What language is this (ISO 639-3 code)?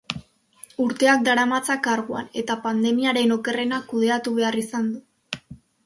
eus